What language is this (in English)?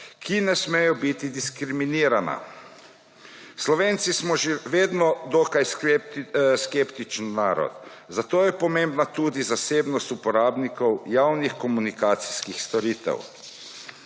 Slovenian